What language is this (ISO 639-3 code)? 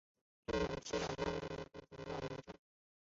zho